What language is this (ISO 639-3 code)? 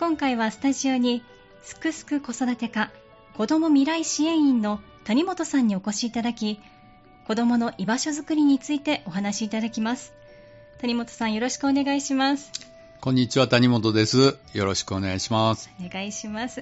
jpn